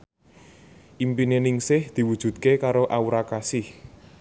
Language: Javanese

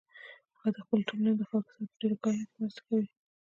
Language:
Pashto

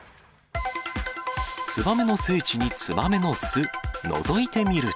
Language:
Japanese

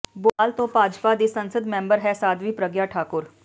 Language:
Punjabi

